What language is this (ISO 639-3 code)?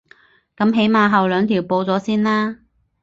yue